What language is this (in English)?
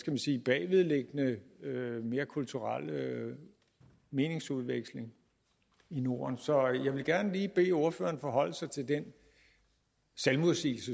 Danish